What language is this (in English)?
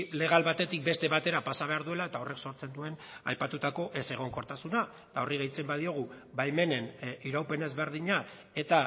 Basque